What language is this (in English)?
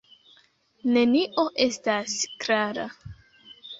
Esperanto